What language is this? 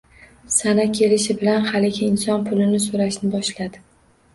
Uzbek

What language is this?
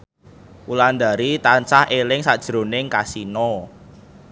Javanese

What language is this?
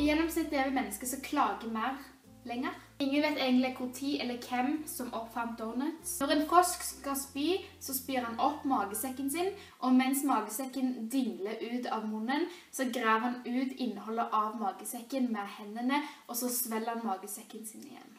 Norwegian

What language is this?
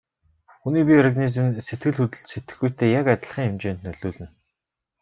Mongolian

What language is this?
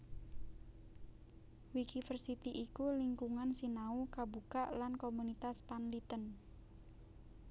Javanese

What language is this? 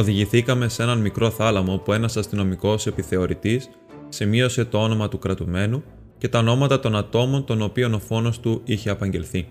Greek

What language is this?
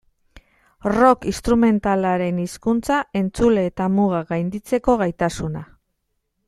Basque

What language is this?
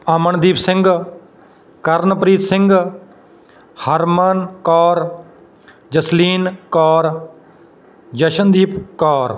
Punjabi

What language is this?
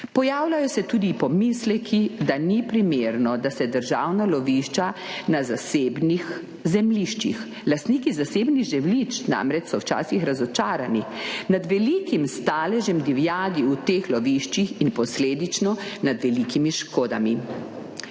Slovenian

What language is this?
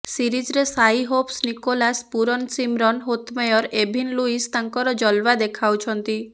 Odia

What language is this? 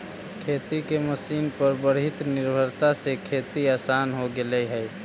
Magahi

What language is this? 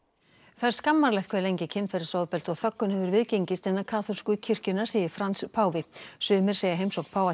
Icelandic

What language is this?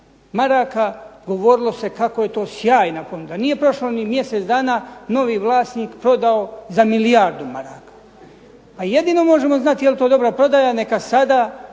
Croatian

